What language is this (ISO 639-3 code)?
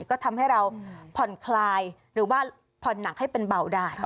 tha